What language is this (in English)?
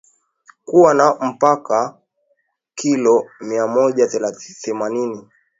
Swahili